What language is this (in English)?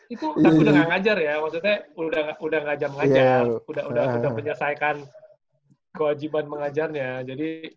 Indonesian